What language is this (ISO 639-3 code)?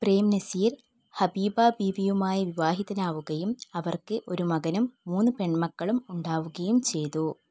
mal